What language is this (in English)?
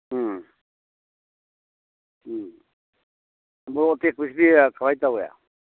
Manipuri